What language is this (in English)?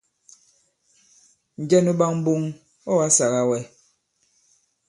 Bankon